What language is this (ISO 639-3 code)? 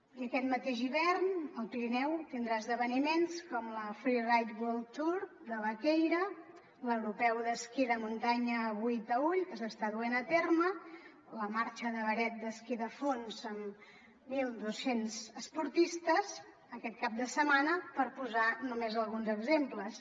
cat